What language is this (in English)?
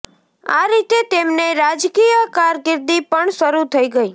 Gujarati